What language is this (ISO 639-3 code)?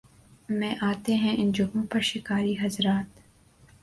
urd